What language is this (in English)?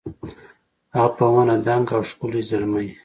Pashto